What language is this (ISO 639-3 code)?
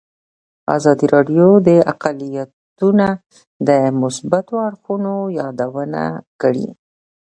pus